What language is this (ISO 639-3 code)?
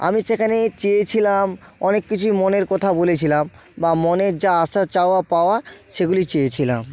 ben